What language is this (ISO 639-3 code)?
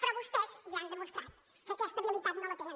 cat